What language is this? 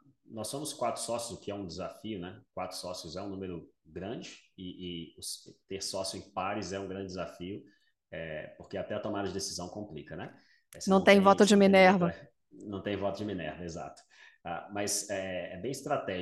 Portuguese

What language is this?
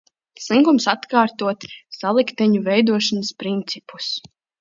Latvian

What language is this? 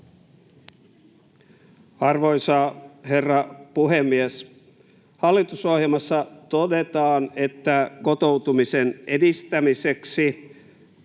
Finnish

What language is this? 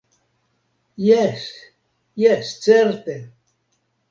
Esperanto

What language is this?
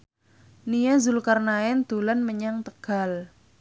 Javanese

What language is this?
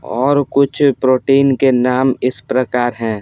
Hindi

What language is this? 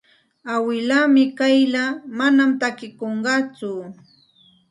Santa Ana de Tusi Pasco Quechua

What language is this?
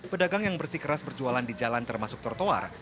Indonesian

